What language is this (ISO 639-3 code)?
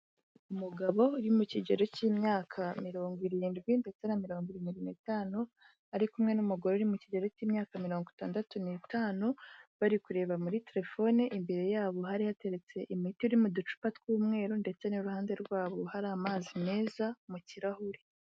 kin